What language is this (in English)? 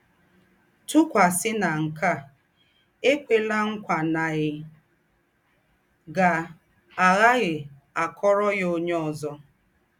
Igbo